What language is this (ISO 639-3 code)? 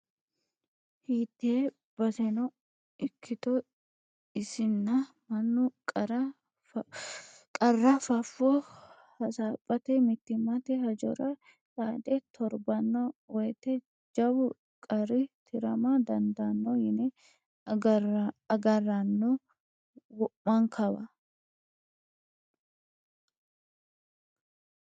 sid